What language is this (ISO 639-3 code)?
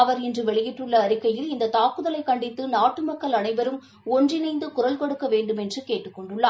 tam